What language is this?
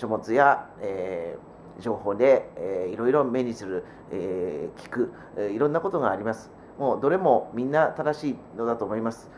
Japanese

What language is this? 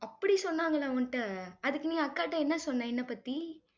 Tamil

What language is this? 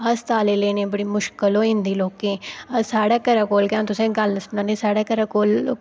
Dogri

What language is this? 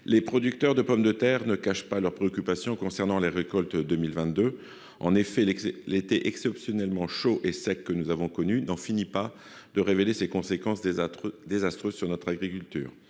French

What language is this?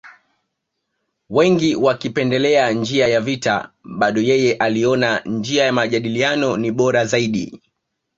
Swahili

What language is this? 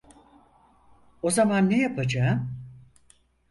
Turkish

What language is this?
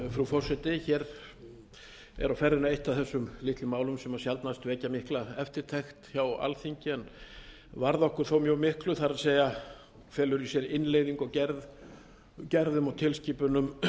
Icelandic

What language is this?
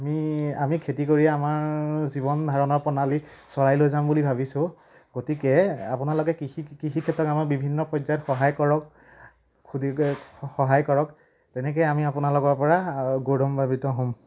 Assamese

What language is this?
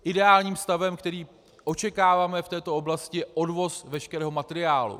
Czech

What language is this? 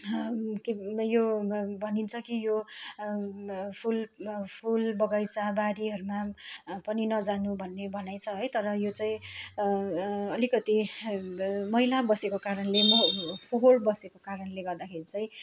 Nepali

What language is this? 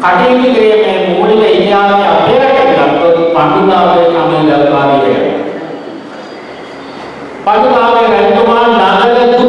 Sinhala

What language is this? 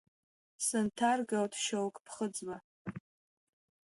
Abkhazian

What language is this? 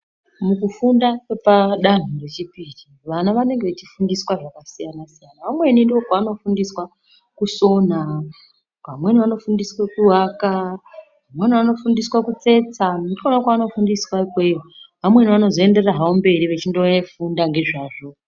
Ndau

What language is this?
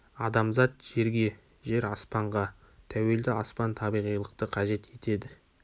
Kazakh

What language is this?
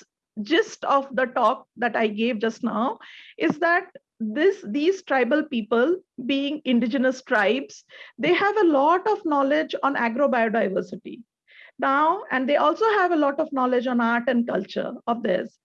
English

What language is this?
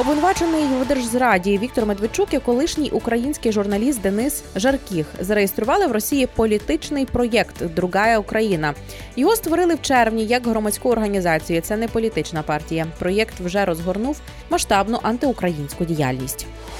Ukrainian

